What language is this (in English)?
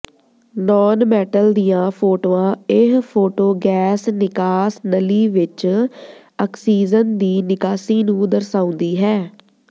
Punjabi